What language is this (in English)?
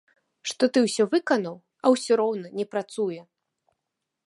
Belarusian